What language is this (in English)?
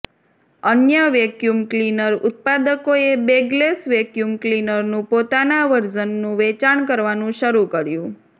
Gujarati